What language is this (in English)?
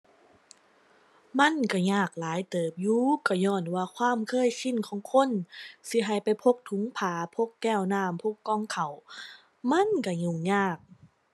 Thai